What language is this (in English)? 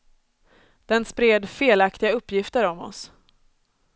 Swedish